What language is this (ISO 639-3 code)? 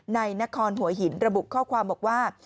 tha